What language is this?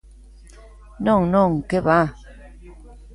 Galician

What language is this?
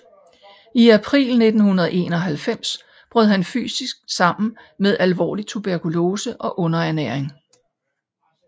Danish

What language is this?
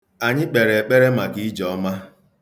Igbo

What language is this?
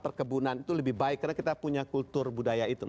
Indonesian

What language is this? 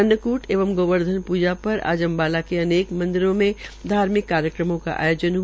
Hindi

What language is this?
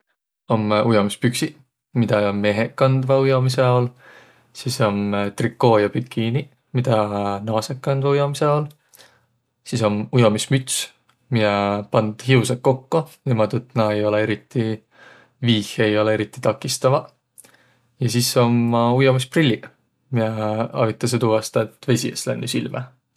Võro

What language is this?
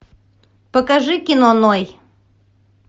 Russian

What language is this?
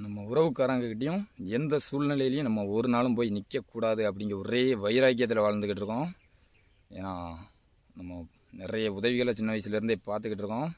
Tamil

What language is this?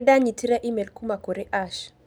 Kikuyu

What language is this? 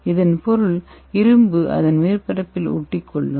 Tamil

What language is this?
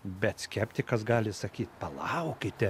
Lithuanian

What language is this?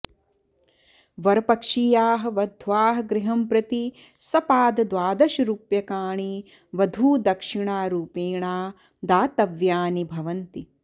Sanskrit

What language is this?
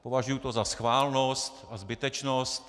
Czech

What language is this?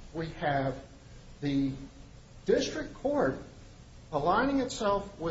English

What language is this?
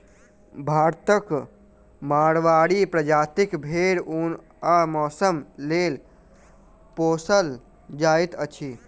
Maithili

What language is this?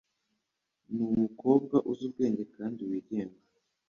Kinyarwanda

